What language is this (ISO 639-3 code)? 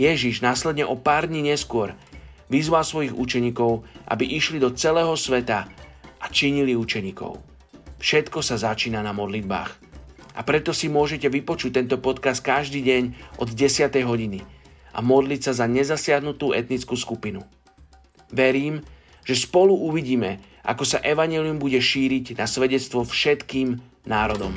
slk